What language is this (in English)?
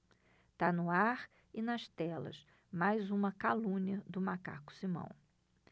Portuguese